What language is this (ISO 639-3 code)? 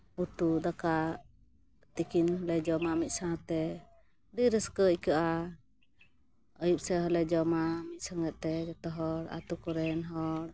sat